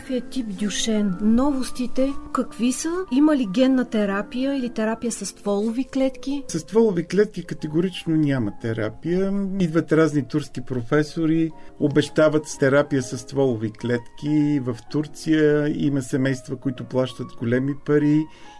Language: Bulgarian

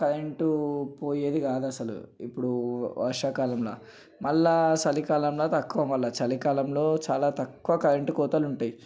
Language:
Telugu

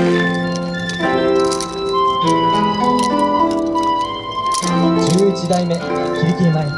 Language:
Japanese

